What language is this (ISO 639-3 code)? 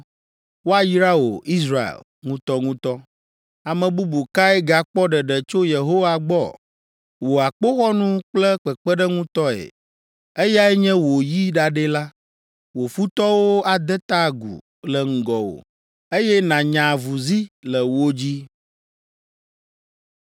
ewe